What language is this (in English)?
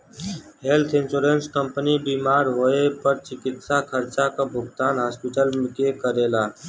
Bhojpuri